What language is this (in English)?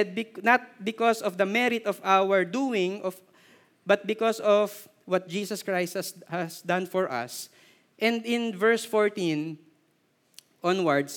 Filipino